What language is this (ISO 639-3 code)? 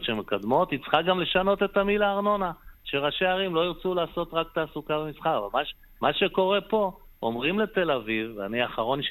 heb